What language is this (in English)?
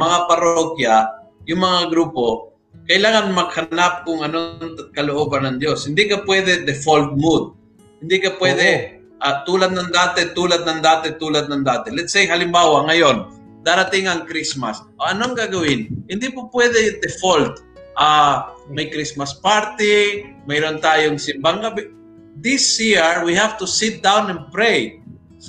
Filipino